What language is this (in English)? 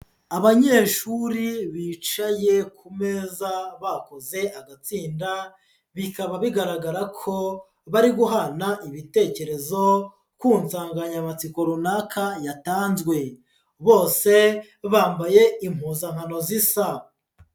Kinyarwanda